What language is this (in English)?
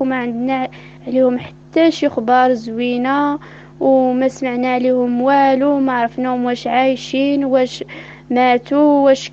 Arabic